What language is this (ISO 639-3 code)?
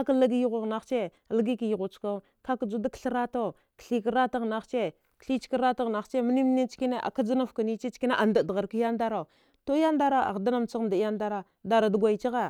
dgh